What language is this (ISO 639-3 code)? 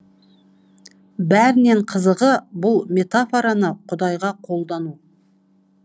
kaz